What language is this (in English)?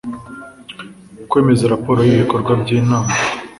Kinyarwanda